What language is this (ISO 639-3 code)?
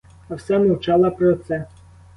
ukr